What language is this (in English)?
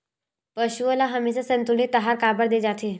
Chhattisgarhi